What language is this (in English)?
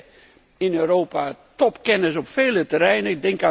Dutch